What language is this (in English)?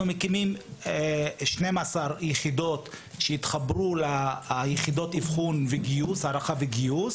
Hebrew